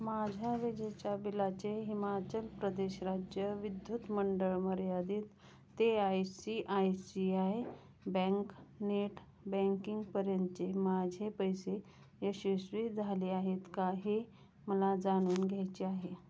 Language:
Marathi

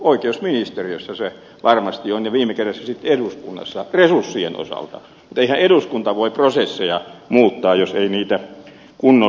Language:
Finnish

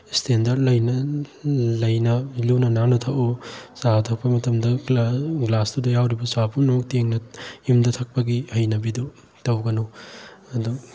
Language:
Manipuri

